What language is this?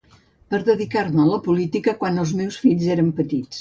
Catalan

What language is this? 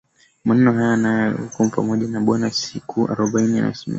Swahili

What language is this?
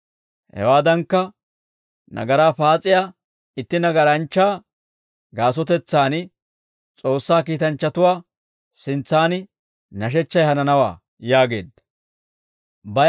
Dawro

